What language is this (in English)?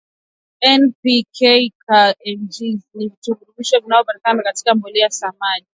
Swahili